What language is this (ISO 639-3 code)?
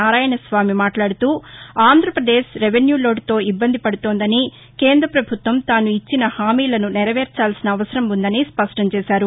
tel